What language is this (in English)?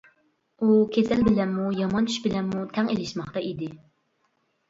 Uyghur